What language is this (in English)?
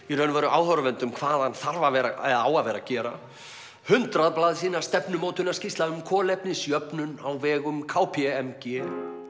Icelandic